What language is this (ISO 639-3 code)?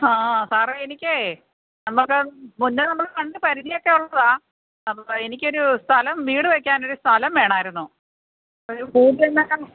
mal